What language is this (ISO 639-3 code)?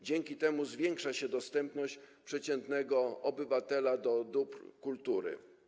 pol